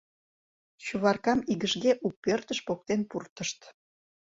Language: Mari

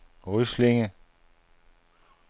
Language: Danish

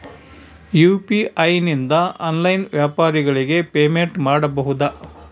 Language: Kannada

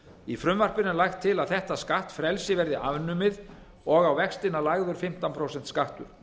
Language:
Icelandic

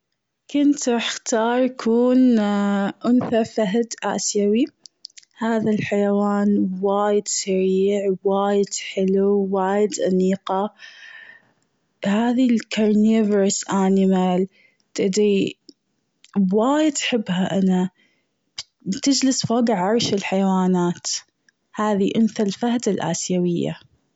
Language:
Gulf Arabic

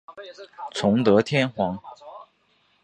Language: Chinese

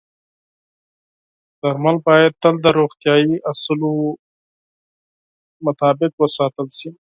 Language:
Pashto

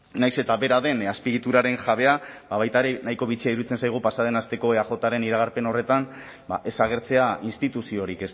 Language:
Basque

